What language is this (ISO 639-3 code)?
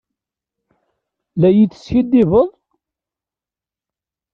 kab